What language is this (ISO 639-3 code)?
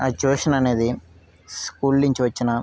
tel